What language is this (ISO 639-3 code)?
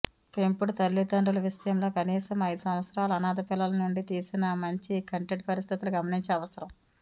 tel